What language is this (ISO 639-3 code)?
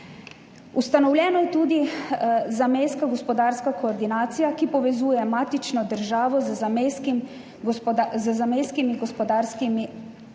slv